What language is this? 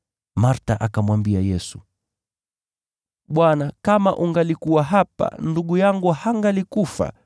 Swahili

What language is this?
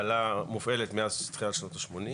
Hebrew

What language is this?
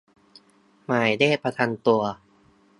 Thai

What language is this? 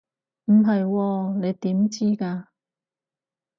Cantonese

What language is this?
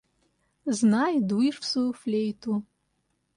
Russian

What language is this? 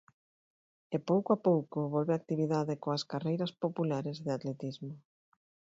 Galician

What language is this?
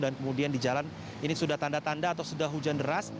Indonesian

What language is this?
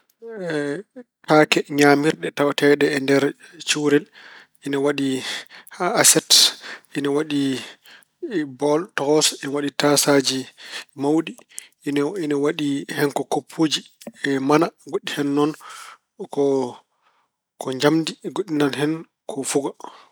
Fula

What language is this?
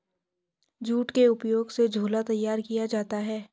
Hindi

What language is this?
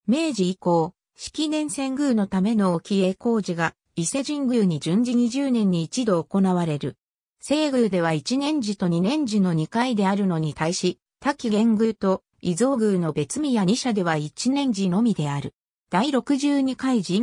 Japanese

